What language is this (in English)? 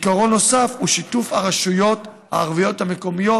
Hebrew